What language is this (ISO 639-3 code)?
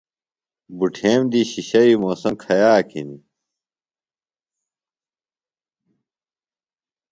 phl